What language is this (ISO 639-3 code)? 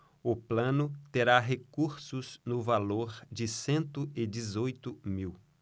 por